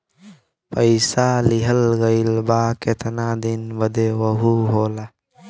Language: Bhojpuri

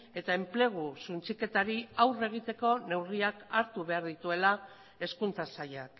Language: Basque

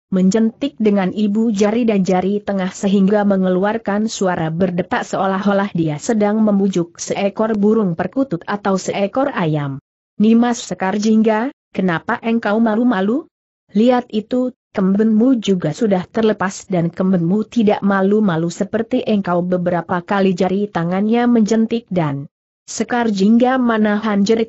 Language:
Indonesian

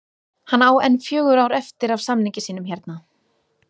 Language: Icelandic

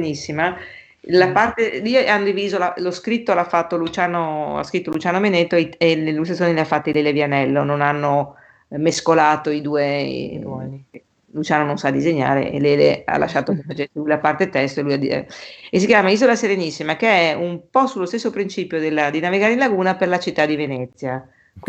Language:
Italian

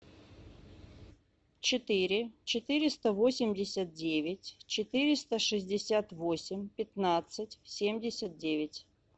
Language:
Russian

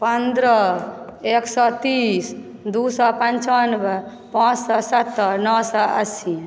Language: Maithili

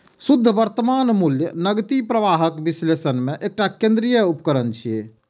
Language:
Maithili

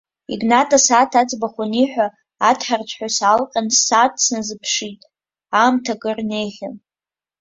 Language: Abkhazian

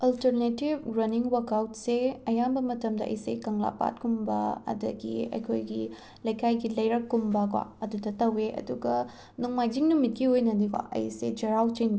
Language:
Manipuri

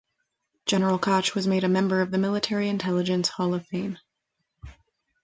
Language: English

